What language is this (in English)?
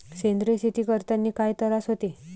Marathi